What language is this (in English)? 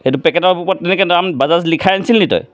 Assamese